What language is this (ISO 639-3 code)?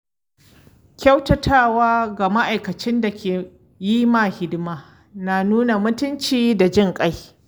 hau